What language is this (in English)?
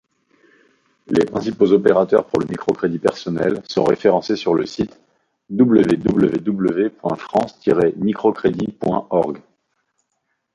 French